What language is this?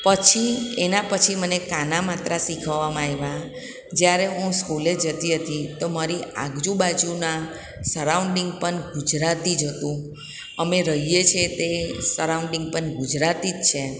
Gujarati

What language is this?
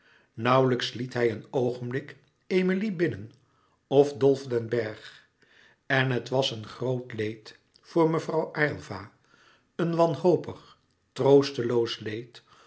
Dutch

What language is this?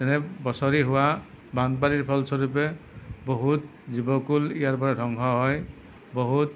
Assamese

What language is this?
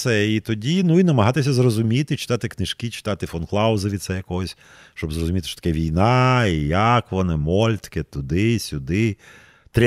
Ukrainian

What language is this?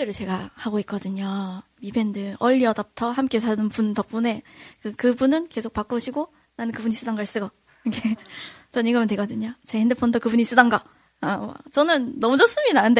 Korean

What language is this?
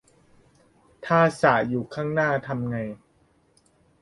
Thai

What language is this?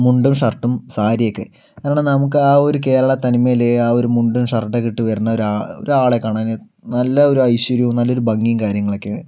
Malayalam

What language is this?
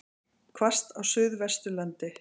Icelandic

